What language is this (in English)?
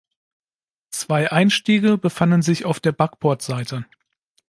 German